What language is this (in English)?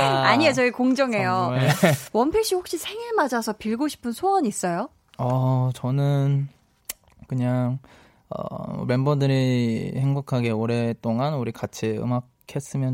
Korean